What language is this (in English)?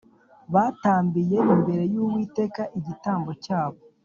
Kinyarwanda